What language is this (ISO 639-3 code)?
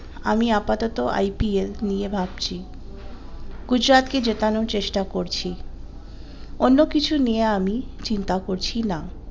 ben